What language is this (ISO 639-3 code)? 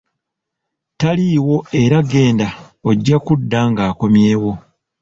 lug